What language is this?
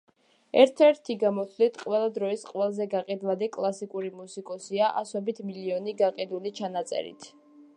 Georgian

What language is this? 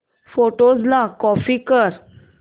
Marathi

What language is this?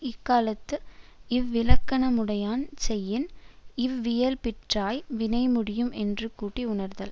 Tamil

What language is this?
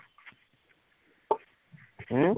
Assamese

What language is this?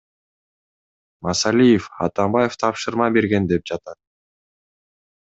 Kyrgyz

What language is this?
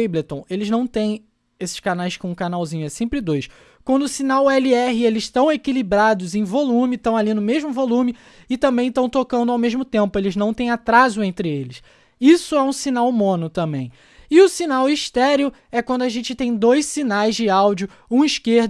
Portuguese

